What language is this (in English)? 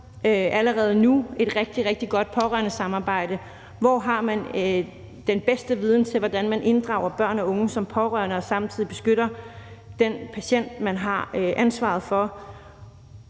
Danish